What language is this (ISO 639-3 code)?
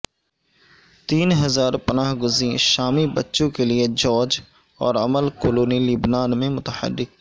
urd